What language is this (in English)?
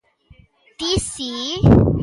Galician